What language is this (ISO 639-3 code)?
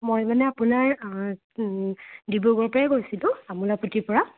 asm